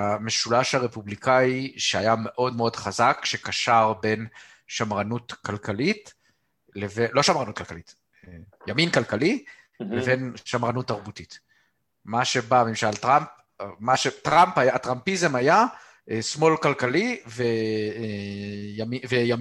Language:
Hebrew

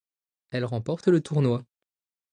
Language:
French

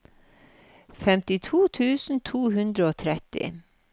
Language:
Norwegian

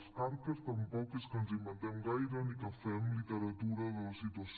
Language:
Catalan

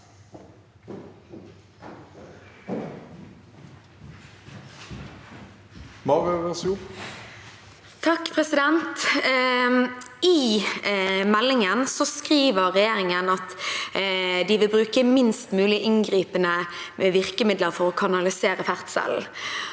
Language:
Norwegian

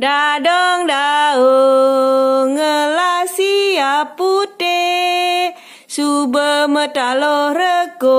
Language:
Indonesian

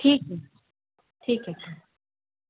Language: Urdu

